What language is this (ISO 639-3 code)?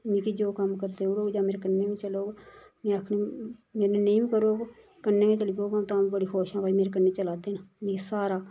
doi